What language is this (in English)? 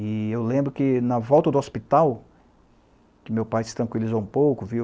Portuguese